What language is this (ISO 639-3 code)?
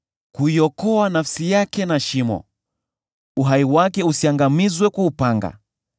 swa